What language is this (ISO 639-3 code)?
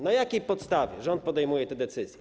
pol